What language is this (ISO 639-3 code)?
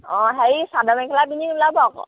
asm